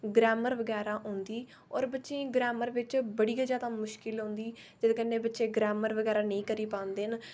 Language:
Dogri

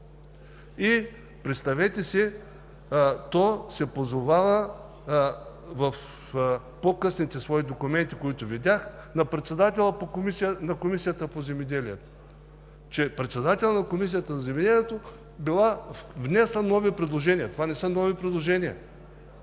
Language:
Bulgarian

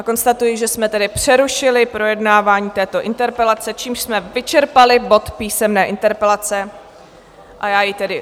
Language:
Czech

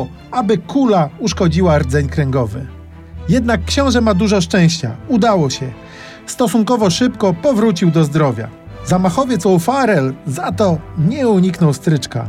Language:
Polish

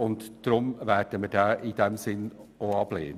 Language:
Swiss German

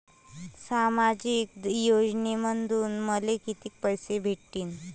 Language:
Marathi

